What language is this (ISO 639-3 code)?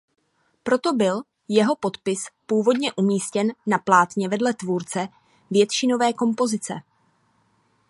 ces